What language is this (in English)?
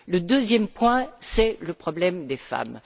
French